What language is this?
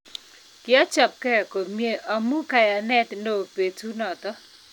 Kalenjin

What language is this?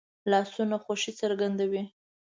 Pashto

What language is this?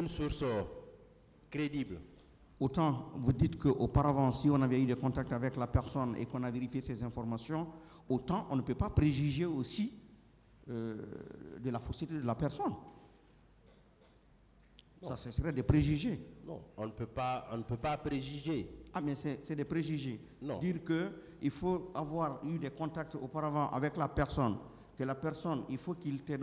French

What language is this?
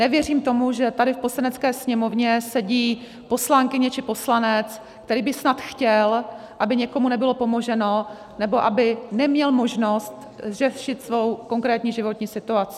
Czech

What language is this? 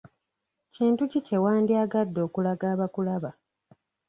Ganda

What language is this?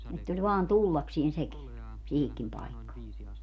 Finnish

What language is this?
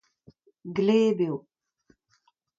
Breton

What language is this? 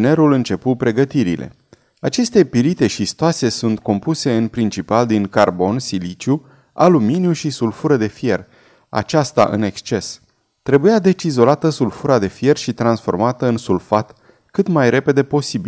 Romanian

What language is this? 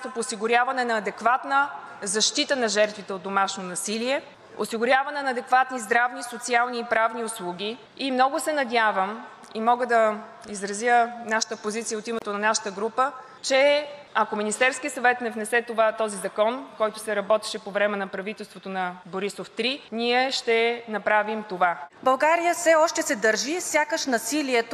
Bulgarian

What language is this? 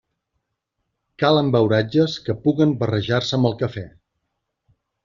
Catalan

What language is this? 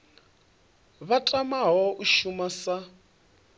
Venda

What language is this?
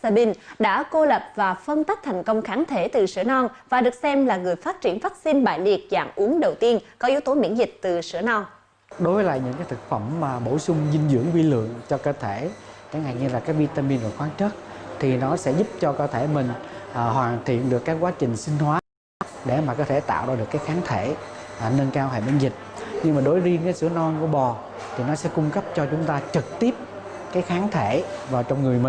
Vietnamese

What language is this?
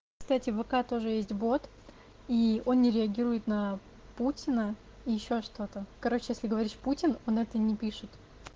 Russian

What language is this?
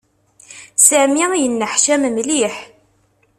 Kabyle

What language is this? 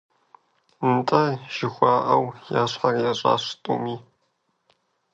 Kabardian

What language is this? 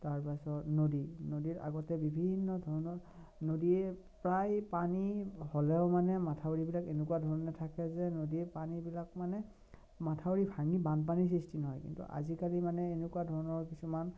Assamese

